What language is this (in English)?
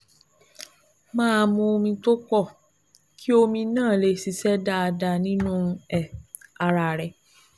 Yoruba